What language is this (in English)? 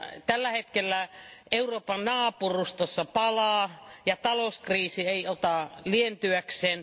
Finnish